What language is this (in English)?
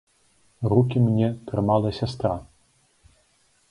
Belarusian